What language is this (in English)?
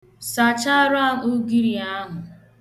Igbo